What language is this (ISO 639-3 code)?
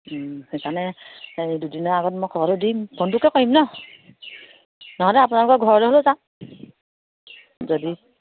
asm